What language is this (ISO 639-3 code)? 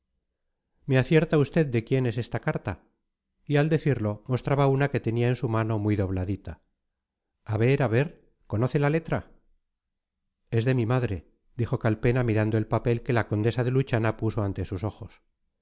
spa